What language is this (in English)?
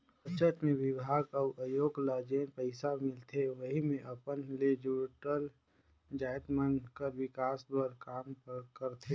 Chhattisgarhi